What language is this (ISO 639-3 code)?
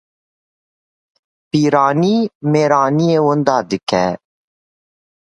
kur